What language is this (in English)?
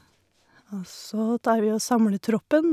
Norwegian